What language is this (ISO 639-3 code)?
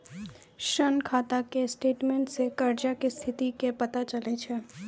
mai